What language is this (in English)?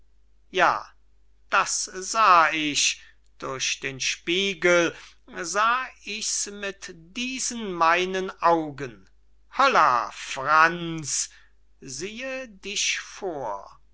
German